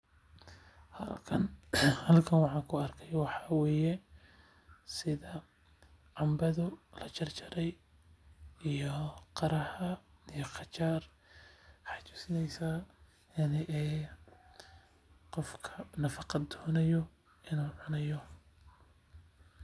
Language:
Somali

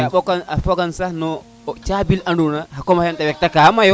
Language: Serer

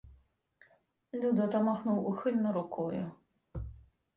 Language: Ukrainian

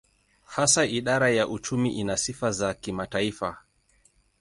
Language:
Swahili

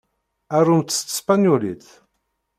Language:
Kabyle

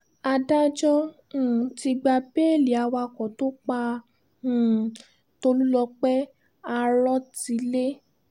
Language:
Yoruba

